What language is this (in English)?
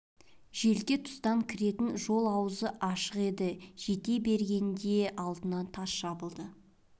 Kazakh